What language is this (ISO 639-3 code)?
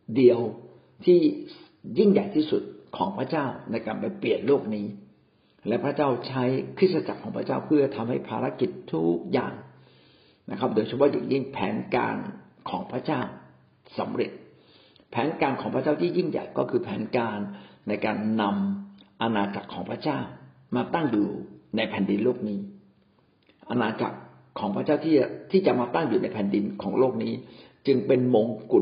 tha